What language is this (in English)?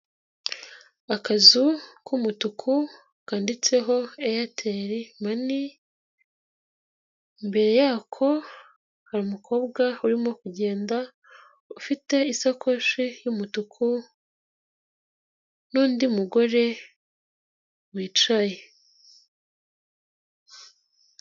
Kinyarwanda